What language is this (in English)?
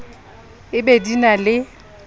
Southern Sotho